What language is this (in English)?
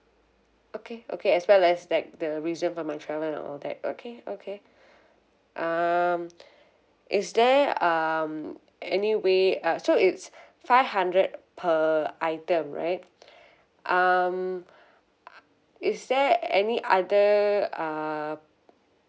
English